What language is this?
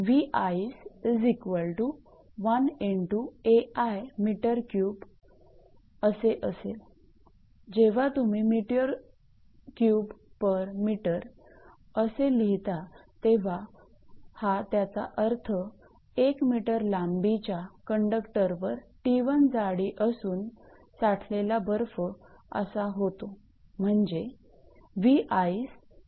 Marathi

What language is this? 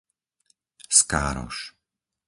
Slovak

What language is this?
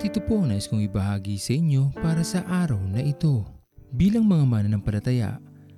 Filipino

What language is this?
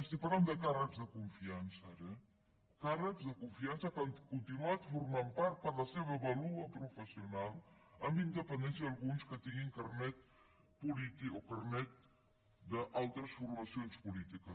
Catalan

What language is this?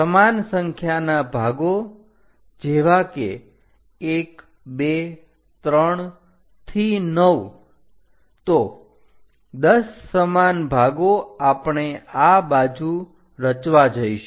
Gujarati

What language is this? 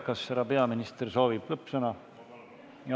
Estonian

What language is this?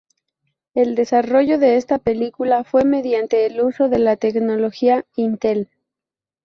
Spanish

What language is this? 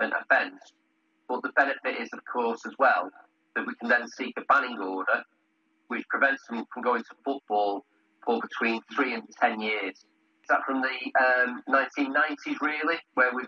Greek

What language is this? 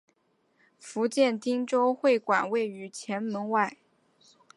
Chinese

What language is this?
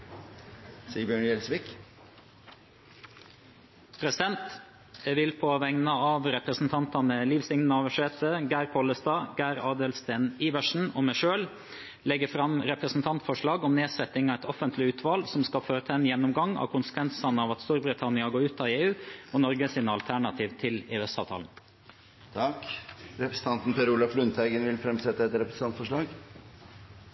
Norwegian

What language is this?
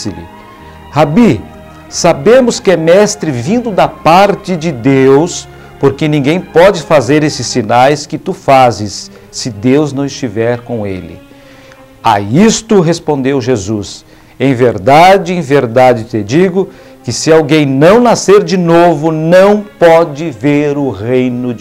Portuguese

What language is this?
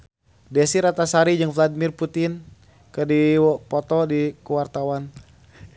Sundanese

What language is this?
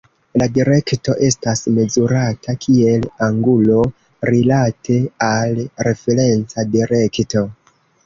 Esperanto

